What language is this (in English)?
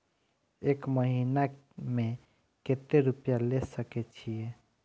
Maithili